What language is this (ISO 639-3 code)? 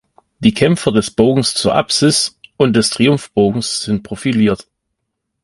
deu